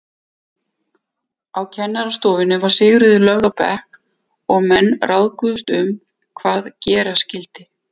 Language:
Icelandic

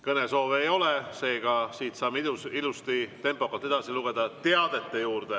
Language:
Estonian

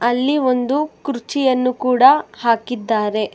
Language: Kannada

